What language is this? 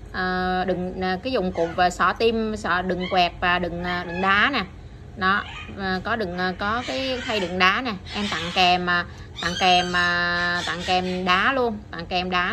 Vietnamese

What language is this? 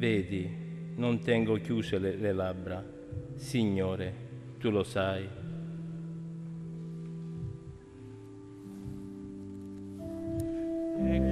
Italian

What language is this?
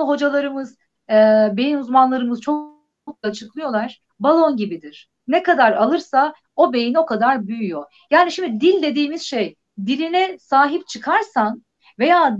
Turkish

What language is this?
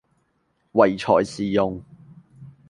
Cantonese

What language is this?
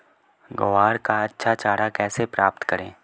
Hindi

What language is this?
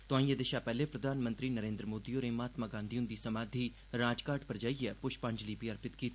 Dogri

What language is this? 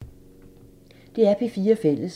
Danish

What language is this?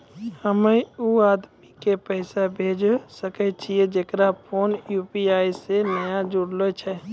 Maithili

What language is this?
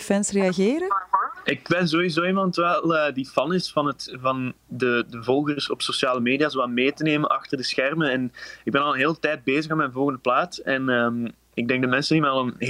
Dutch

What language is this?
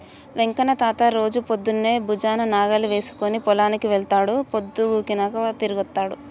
Telugu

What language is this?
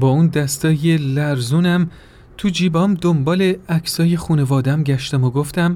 Persian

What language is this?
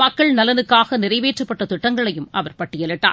Tamil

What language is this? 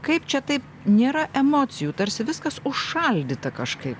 Lithuanian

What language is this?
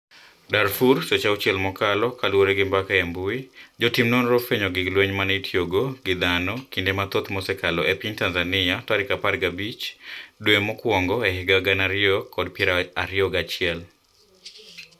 Luo (Kenya and Tanzania)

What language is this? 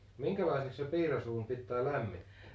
Finnish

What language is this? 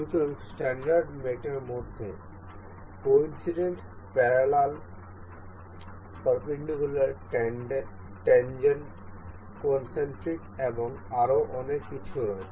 Bangla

